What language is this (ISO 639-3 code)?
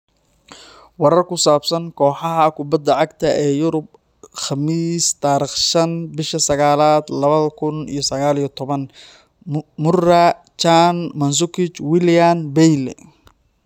som